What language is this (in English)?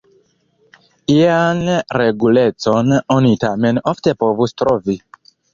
Esperanto